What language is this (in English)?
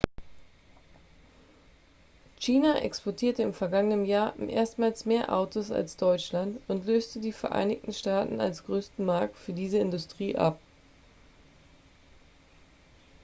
German